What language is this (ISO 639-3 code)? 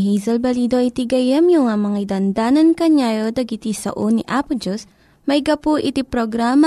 fil